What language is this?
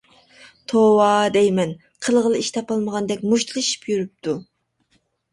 Uyghur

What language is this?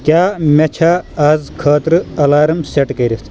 Kashmiri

